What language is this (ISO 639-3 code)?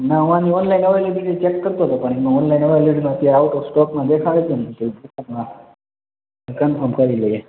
guj